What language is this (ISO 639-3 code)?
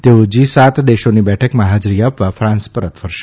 guj